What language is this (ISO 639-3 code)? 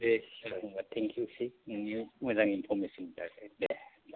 brx